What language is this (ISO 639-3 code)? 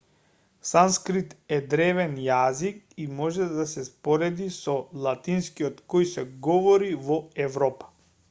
mkd